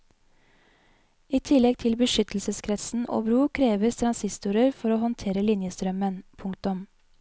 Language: Norwegian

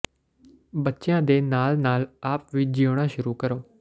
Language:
Punjabi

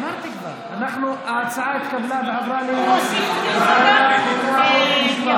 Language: Hebrew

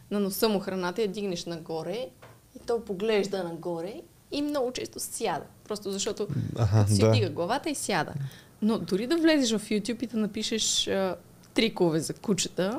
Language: Bulgarian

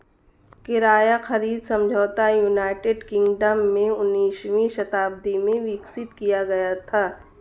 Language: Hindi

